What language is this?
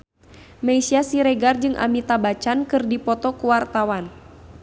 Sundanese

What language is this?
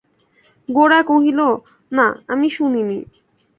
Bangla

